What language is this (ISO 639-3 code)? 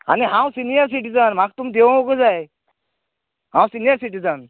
kok